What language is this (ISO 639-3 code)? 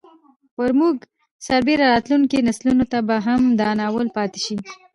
pus